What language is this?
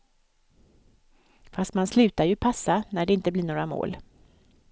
Swedish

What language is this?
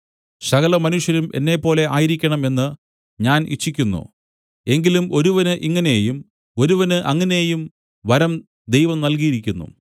Malayalam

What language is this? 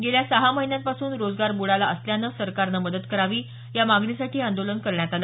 Marathi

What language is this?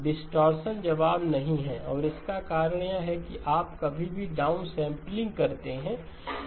Hindi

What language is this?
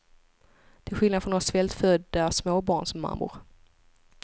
Swedish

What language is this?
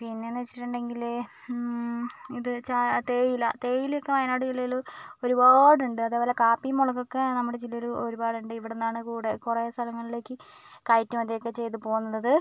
Malayalam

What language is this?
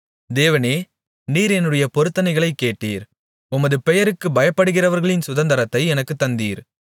Tamil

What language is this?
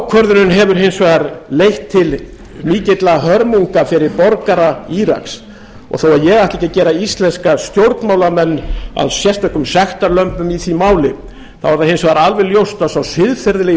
Icelandic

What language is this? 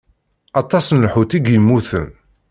Kabyle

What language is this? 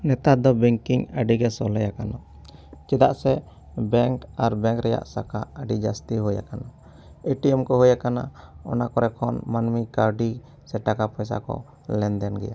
Santali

